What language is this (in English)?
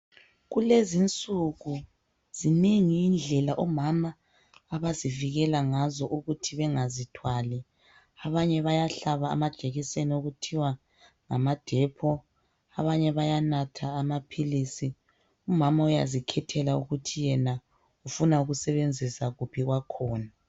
North Ndebele